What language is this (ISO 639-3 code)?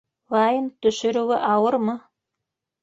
bak